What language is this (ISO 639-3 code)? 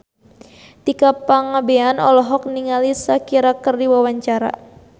sun